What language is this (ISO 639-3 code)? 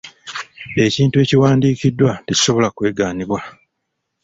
lug